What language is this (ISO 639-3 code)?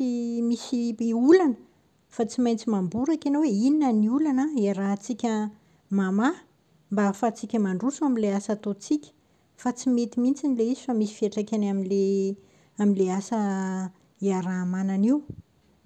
mlg